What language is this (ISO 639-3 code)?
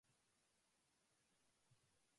jpn